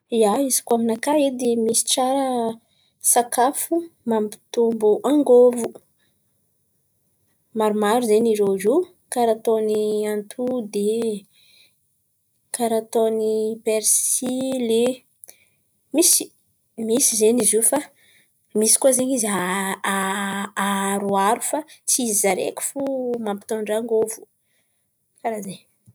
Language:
Antankarana Malagasy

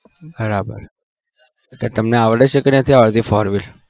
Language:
Gujarati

